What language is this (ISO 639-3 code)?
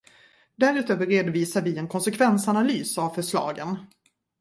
swe